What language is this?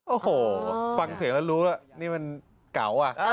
Thai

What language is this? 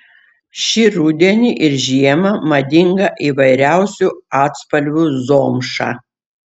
Lithuanian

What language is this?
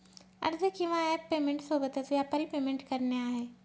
Marathi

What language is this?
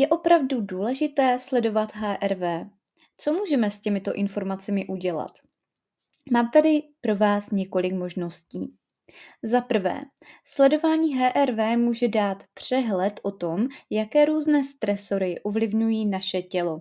Czech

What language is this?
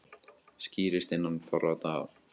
Icelandic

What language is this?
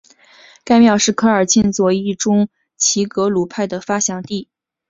Chinese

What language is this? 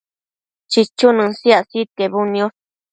Matsés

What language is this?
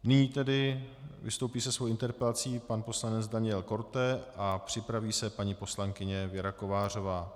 Czech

